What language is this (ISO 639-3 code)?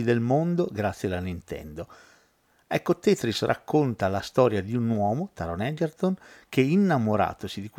ita